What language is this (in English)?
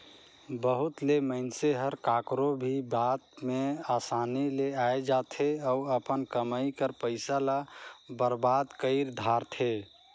Chhattisgarhi